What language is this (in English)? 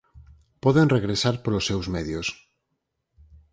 Galician